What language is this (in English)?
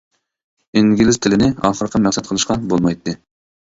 Uyghur